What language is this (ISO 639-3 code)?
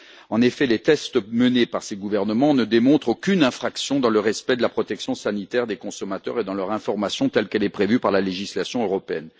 fra